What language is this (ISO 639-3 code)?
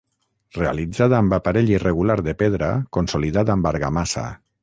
cat